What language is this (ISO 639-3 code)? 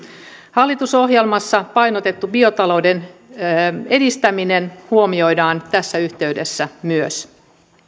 fin